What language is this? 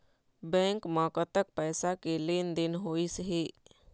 Chhattisgarhi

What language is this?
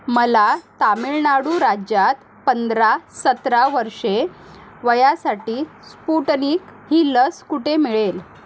Marathi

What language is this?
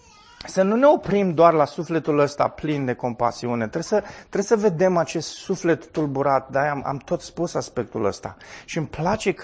Romanian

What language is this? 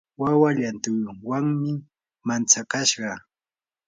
Yanahuanca Pasco Quechua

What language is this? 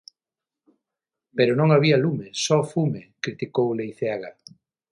Galician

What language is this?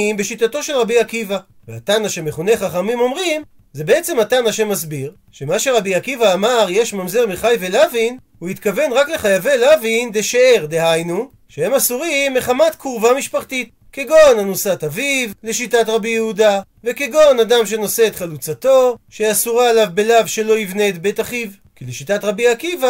Hebrew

